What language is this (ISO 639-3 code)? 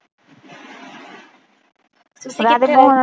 pan